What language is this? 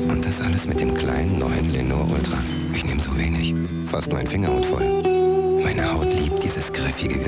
German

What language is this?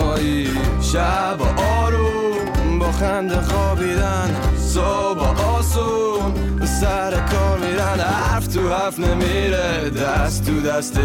Persian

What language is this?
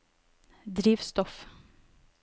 Norwegian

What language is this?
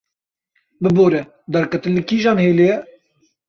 Kurdish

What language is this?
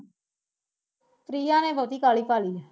Punjabi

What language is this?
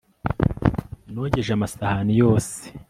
Kinyarwanda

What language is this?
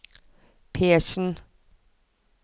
Norwegian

